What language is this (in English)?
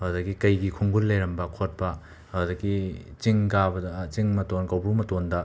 Manipuri